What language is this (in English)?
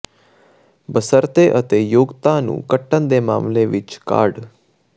Punjabi